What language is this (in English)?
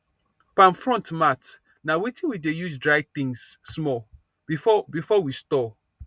Nigerian Pidgin